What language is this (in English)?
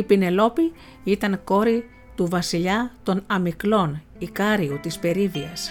Greek